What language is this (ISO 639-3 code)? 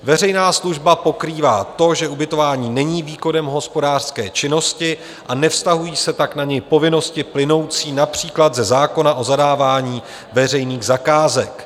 ces